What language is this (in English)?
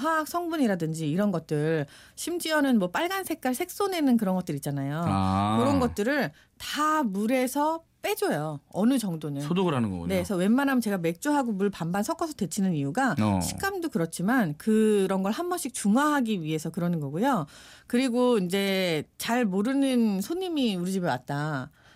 Korean